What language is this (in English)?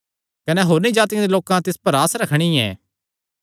Kangri